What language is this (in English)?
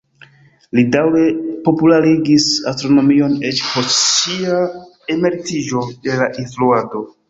Esperanto